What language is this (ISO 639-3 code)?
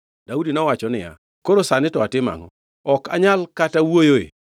luo